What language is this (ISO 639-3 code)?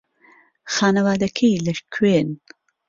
ckb